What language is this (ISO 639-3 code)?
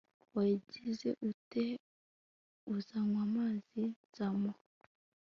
kin